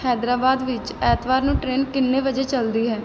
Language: Punjabi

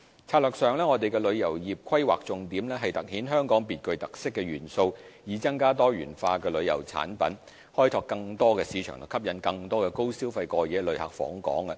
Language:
Cantonese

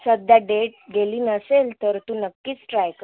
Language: Marathi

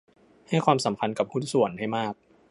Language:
Thai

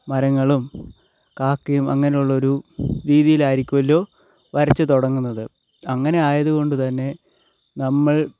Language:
Malayalam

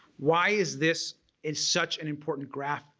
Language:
English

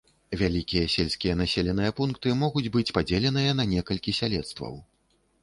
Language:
Belarusian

